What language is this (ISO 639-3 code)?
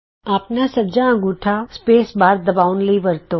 pan